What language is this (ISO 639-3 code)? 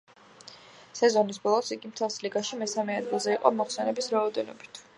kat